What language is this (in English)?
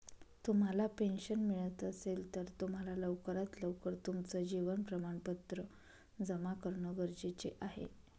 Marathi